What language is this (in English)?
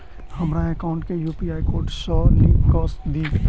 Maithili